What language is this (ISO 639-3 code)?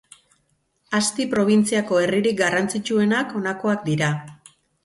eus